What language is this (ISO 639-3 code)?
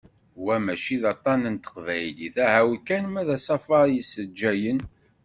kab